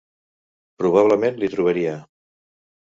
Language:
Catalan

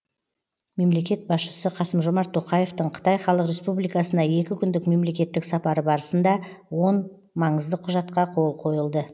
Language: Kazakh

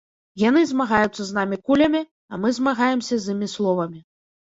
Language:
Belarusian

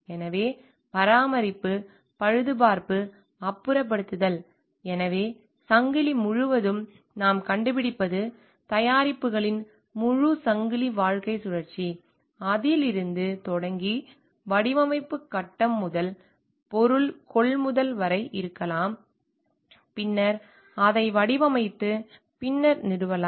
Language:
Tamil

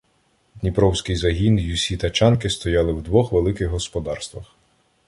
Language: Ukrainian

